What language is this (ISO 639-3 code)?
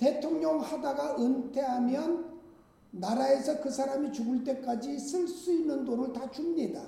kor